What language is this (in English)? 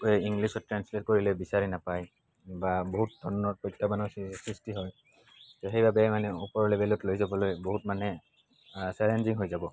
Assamese